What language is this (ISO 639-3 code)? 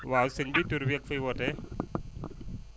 wol